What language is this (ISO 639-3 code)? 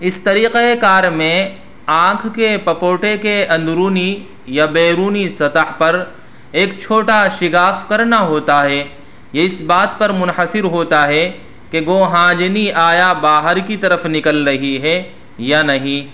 urd